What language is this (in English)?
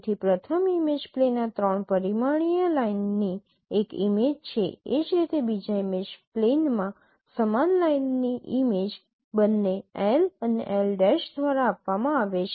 Gujarati